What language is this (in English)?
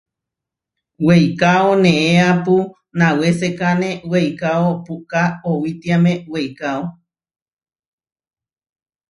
Huarijio